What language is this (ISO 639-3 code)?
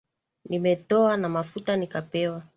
swa